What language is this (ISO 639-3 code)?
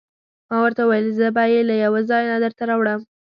pus